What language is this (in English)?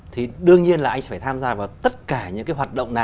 Vietnamese